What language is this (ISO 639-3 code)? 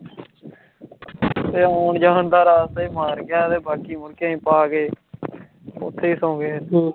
pan